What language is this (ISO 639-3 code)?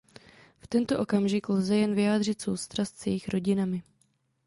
ces